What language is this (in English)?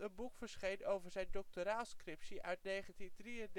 Dutch